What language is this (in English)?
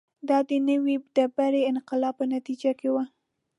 Pashto